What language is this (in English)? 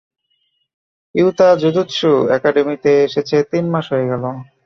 Bangla